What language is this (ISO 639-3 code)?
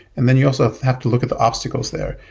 eng